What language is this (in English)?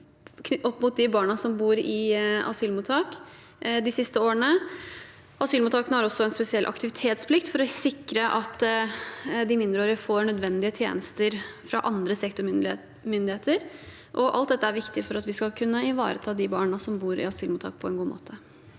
Norwegian